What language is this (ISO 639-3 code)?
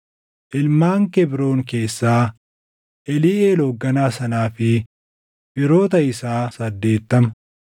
orm